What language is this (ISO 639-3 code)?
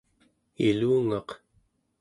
esu